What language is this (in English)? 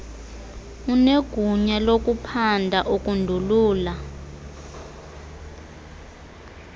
Xhosa